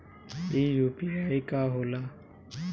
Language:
Bhojpuri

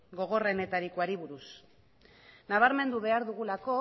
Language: Basque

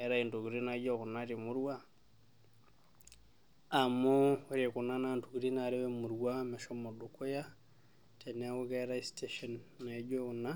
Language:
Masai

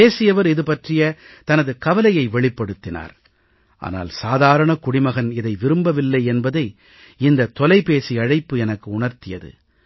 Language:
Tamil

